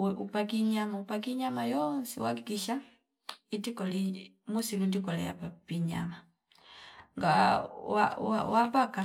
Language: Fipa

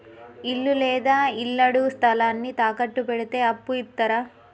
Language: Telugu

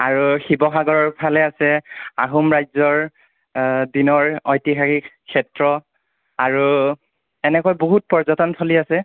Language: Assamese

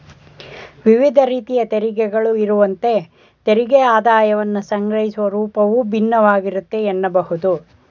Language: Kannada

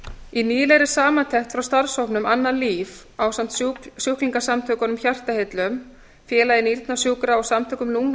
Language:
Icelandic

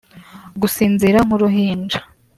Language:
Kinyarwanda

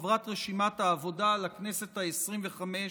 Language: Hebrew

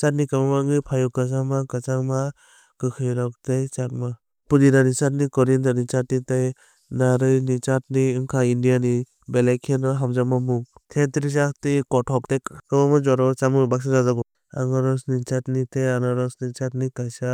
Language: Kok Borok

